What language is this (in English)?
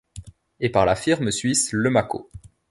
French